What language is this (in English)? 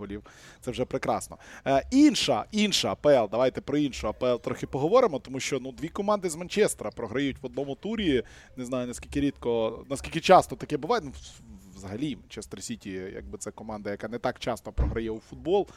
Ukrainian